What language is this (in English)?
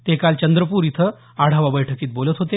Marathi